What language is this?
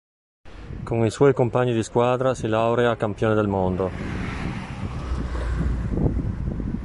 Italian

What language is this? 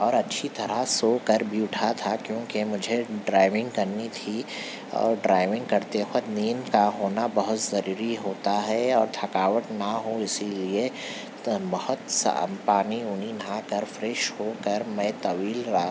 Urdu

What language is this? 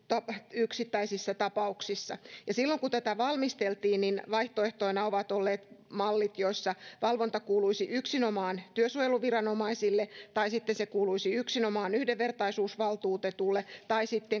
Finnish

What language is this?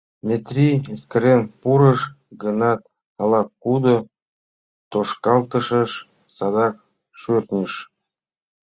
Mari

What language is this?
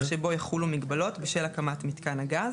Hebrew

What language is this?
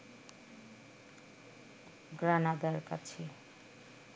Bangla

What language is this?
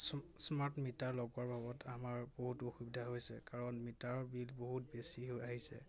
Assamese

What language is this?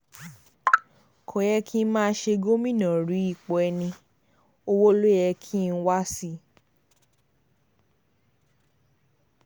Yoruba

